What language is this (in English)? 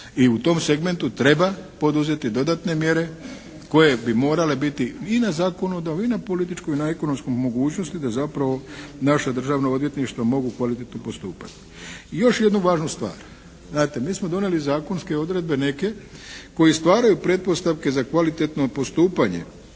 Croatian